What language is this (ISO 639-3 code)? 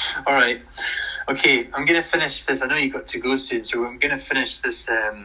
eng